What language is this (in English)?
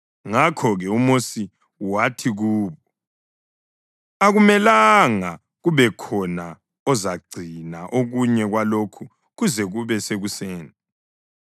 North Ndebele